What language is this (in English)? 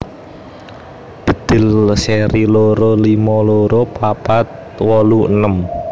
Javanese